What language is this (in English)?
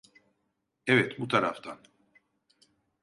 Turkish